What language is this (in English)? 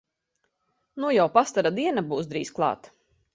Latvian